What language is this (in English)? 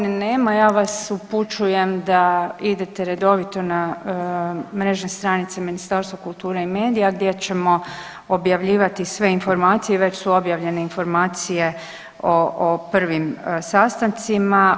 Croatian